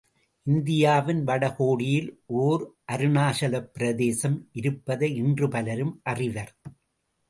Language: Tamil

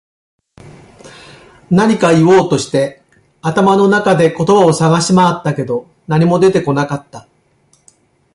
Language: Japanese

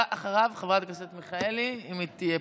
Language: Hebrew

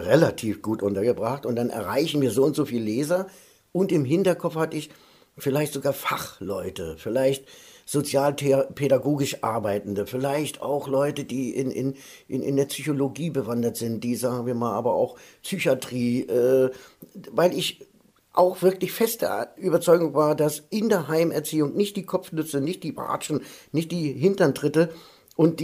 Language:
German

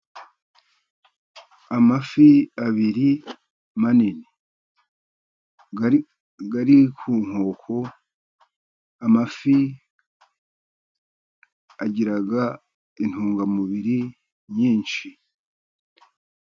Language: Kinyarwanda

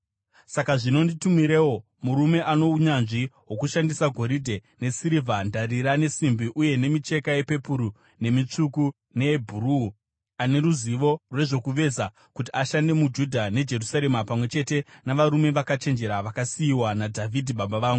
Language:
Shona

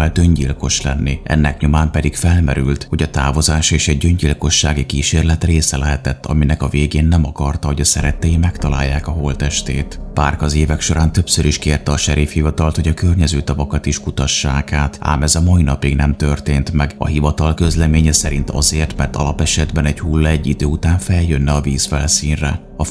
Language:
Hungarian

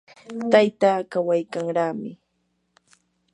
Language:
Yanahuanca Pasco Quechua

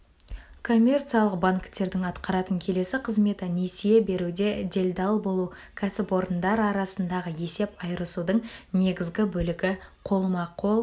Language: Kazakh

